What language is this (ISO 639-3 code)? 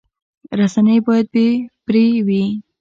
pus